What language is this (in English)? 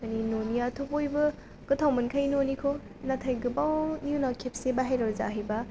Bodo